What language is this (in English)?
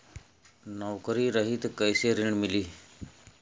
Bhojpuri